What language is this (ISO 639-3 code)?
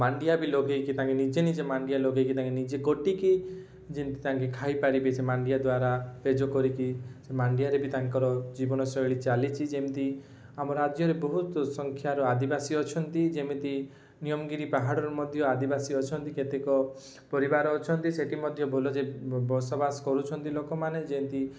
ori